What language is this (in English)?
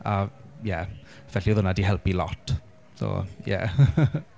Welsh